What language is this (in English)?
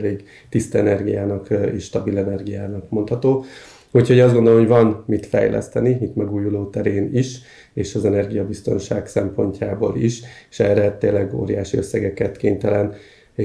Hungarian